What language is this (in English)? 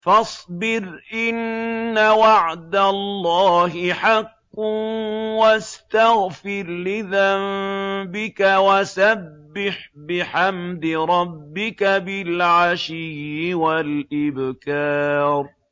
Arabic